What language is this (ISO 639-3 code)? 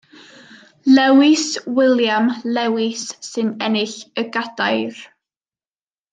cym